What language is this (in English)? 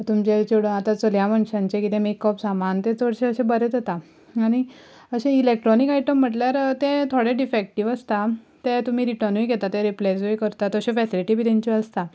Konkani